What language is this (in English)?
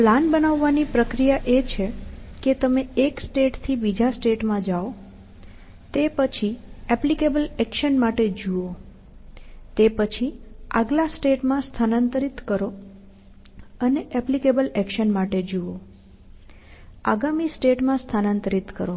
Gujarati